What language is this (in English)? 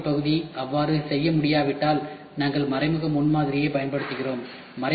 Tamil